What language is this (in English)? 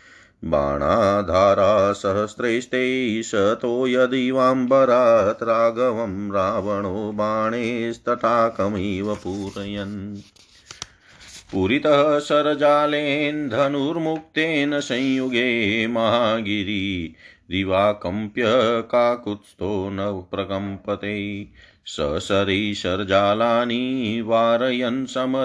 Hindi